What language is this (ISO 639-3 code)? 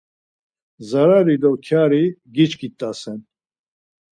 lzz